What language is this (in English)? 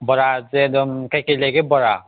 Manipuri